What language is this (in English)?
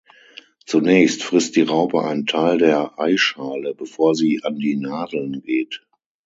German